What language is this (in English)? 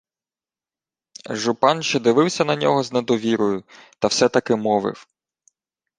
Ukrainian